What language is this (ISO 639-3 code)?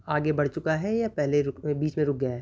urd